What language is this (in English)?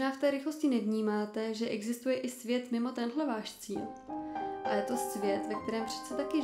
Czech